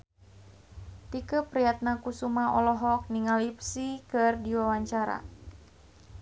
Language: Sundanese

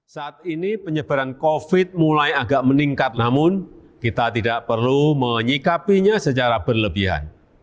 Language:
Indonesian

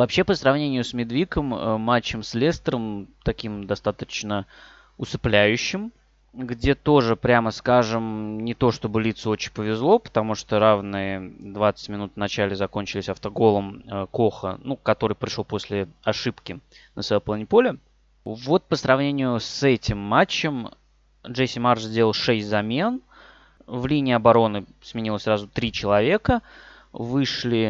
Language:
Russian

